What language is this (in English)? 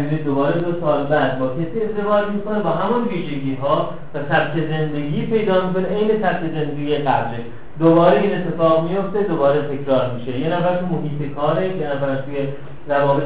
Persian